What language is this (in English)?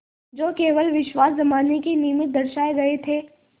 Hindi